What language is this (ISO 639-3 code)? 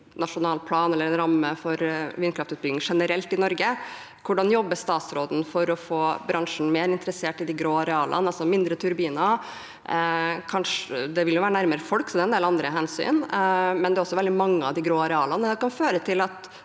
nor